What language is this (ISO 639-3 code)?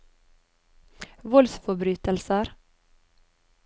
nor